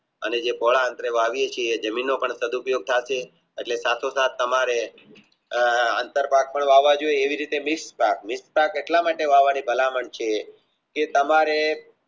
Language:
Gujarati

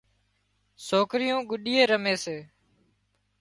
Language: Wadiyara Koli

